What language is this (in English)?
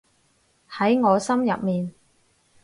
Cantonese